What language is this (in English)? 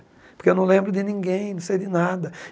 Portuguese